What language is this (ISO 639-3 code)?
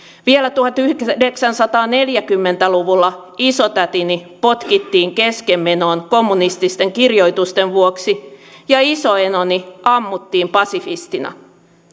fin